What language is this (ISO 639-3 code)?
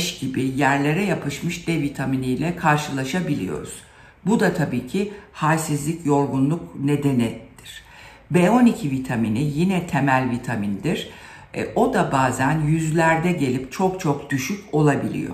tur